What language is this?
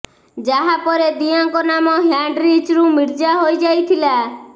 Odia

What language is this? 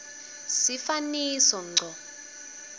Swati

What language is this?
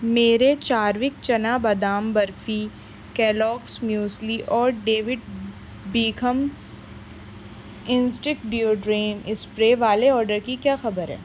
Urdu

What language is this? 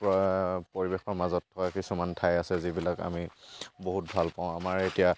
Assamese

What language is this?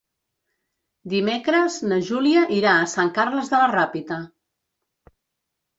Catalan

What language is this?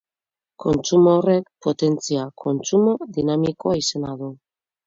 Basque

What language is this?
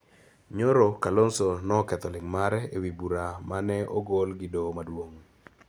Luo (Kenya and Tanzania)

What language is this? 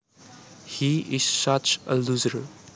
Javanese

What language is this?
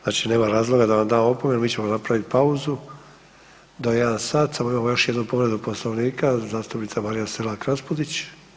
Croatian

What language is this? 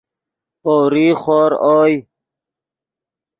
Yidgha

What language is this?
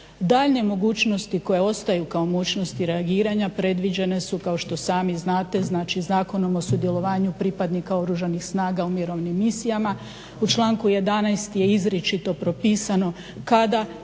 Croatian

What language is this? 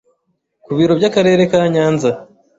Kinyarwanda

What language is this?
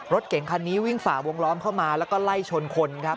Thai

